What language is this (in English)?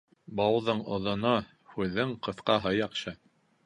Bashkir